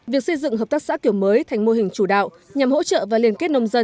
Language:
Vietnamese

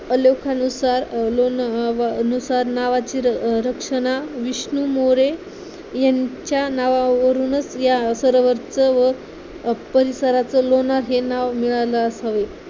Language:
Marathi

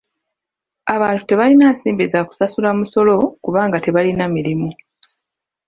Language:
Ganda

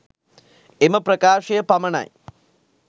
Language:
Sinhala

